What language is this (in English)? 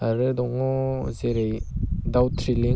Bodo